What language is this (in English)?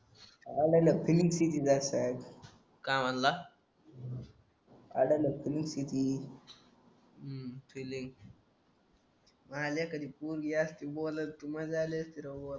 Marathi